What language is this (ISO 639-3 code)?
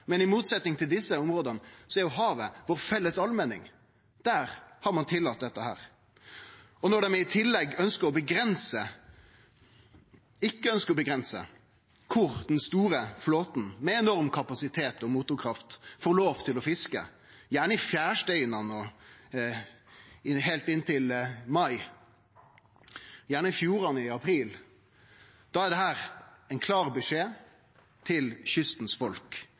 nno